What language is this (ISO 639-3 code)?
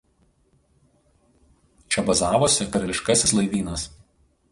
lit